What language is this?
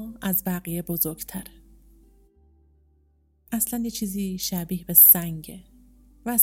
Persian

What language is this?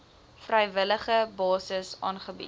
Afrikaans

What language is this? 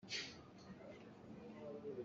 Hakha Chin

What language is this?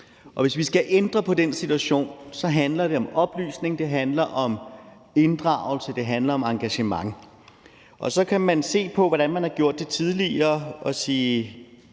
Danish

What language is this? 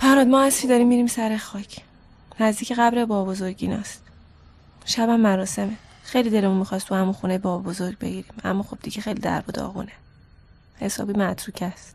Persian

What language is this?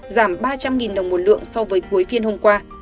Vietnamese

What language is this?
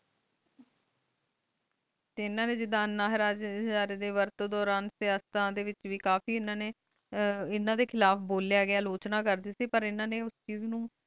Punjabi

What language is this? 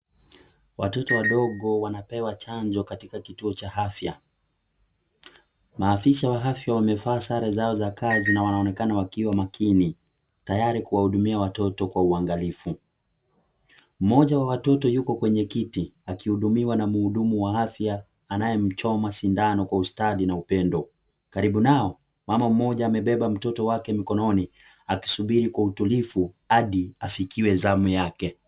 Swahili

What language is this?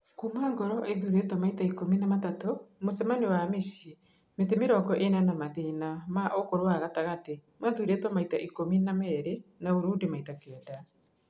Kikuyu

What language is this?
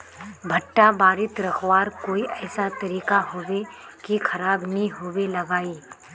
Magahi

